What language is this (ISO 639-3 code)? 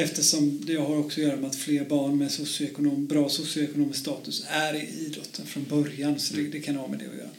swe